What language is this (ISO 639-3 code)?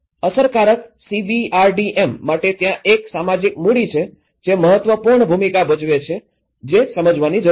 guj